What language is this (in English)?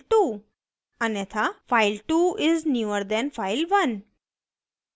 Hindi